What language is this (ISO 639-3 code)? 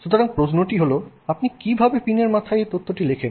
ben